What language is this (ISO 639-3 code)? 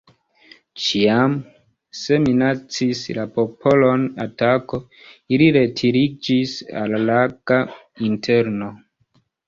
epo